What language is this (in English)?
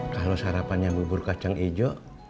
Indonesian